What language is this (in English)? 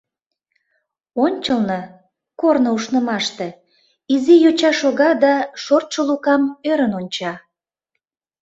Mari